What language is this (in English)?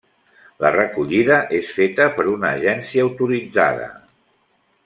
Catalan